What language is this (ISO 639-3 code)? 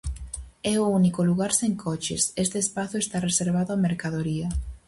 glg